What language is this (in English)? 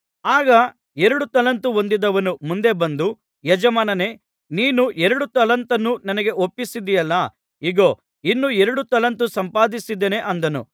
Kannada